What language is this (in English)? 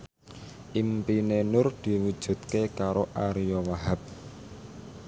Javanese